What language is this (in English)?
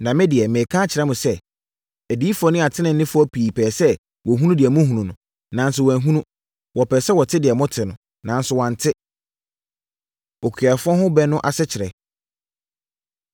Akan